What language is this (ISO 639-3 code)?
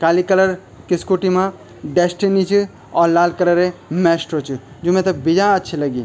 gbm